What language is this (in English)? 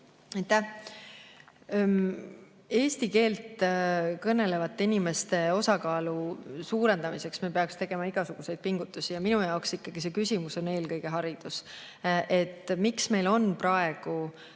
Estonian